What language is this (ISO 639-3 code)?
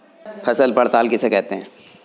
hin